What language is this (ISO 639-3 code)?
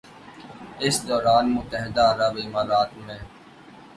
urd